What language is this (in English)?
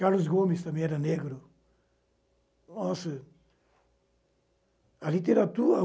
Portuguese